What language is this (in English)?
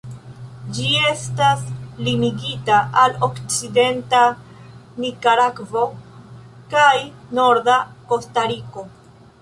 Esperanto